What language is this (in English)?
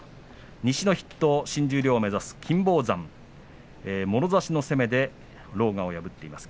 Japanese